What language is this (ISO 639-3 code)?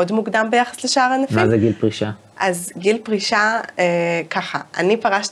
heb